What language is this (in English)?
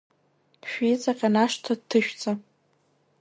Abkhazian